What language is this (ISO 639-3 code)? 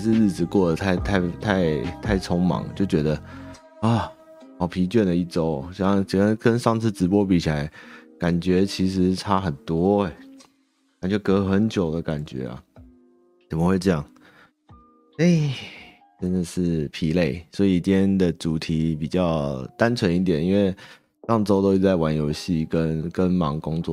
zho